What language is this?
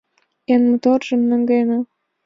Mari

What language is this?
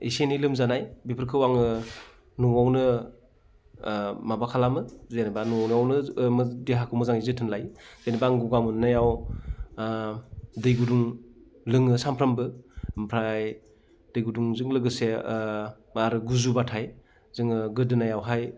Bodo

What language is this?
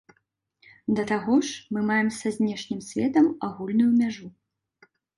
Belarusian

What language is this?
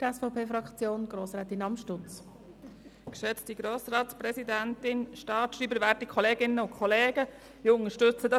Swiss German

